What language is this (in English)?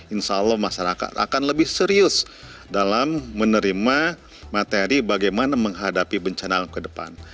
Indonesian